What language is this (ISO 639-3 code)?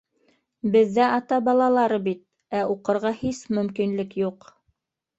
bak